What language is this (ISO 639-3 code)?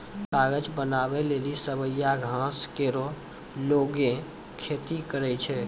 mai